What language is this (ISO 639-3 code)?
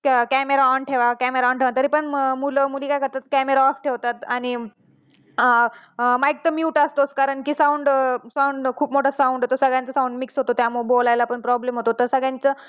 mar